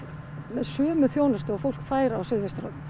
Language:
Icelandic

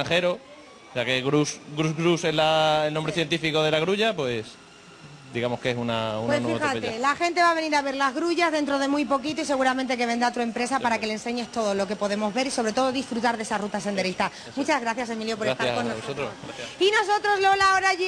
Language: Spanish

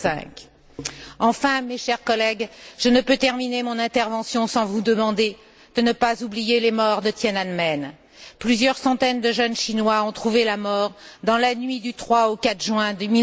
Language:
French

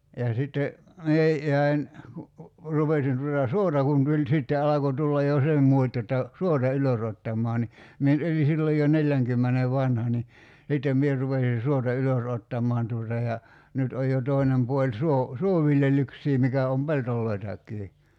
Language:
Finnish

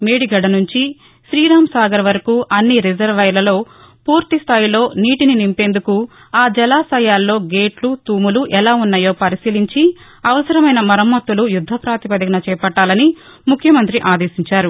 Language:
Telugu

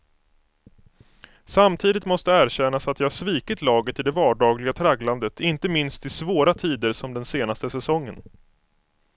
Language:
Swedish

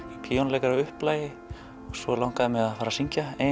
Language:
Icelandic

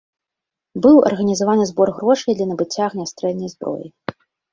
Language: Belarusian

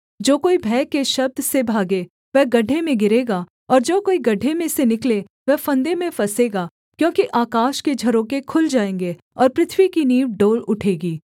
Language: Hindi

